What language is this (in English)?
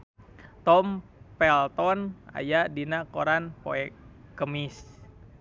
Sundanese